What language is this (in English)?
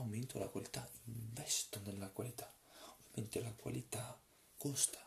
Italian